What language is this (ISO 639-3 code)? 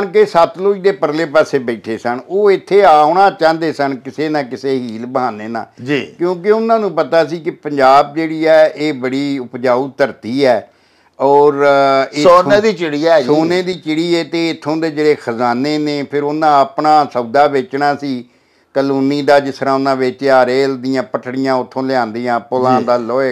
pan